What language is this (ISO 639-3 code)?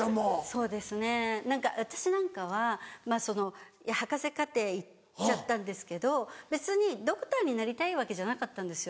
jpn